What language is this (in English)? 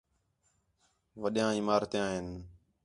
Khetrani